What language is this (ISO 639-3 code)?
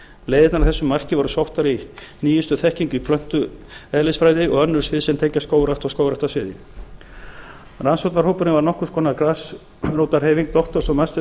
isl